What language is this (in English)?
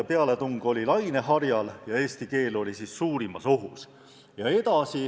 Estonian